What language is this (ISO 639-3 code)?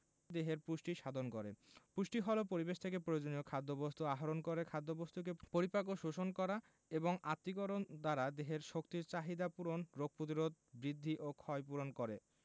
ben